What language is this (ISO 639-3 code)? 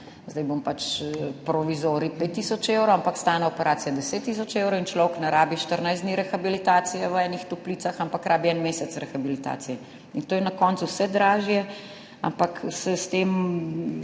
slv